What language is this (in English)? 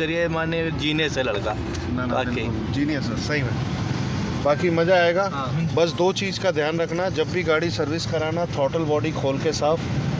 Hindi